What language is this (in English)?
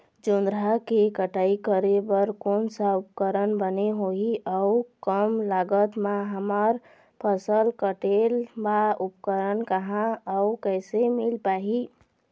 Chhattisgarhi